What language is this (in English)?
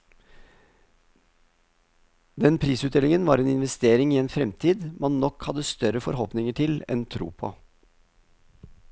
Norwegian